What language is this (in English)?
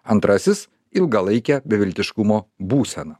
Lithuanian